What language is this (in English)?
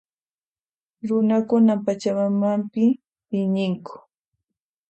Puno Quechua